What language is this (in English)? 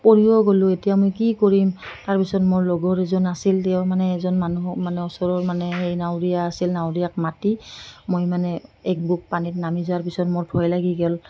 Assamese